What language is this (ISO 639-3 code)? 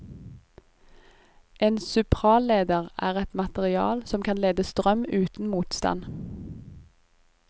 nor